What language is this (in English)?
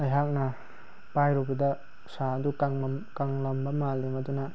Manipuri